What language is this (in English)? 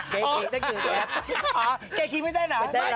Thai